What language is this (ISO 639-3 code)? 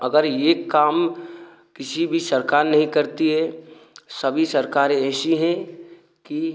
hin